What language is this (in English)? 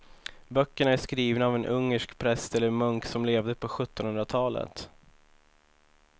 Swedish